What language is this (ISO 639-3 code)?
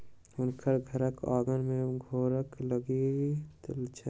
mai